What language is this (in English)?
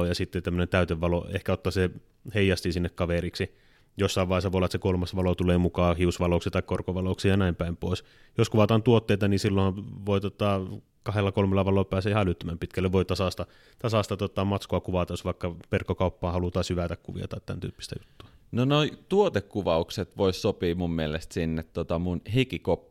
Finnish